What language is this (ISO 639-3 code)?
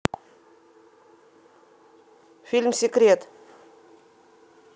rus